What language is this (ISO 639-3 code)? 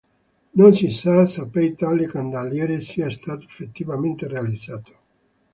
ita